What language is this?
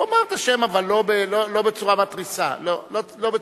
Hebrew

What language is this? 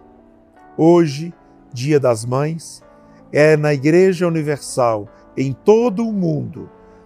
Portuguese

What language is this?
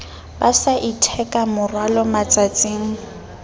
Southern Sotho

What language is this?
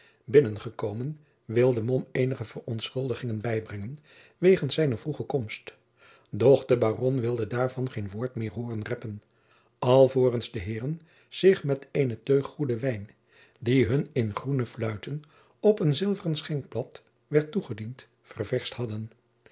Dutch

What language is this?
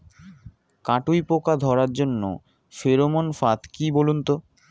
Bangla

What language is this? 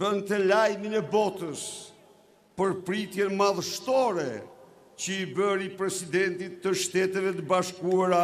Romanian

